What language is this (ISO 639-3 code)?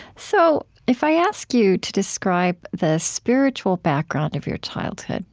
eng